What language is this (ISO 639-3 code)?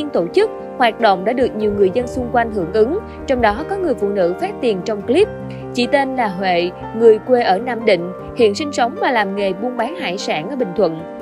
vie